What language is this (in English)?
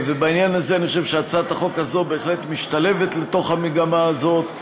Hebrew